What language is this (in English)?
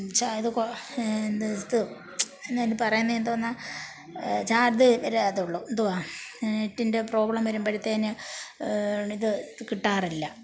Malayalam